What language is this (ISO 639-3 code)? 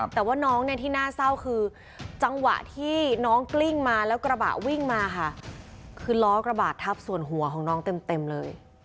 tha